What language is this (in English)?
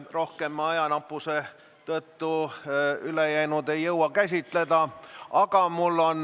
Estonian